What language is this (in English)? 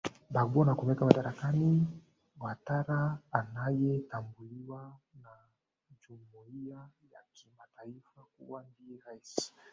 Swahili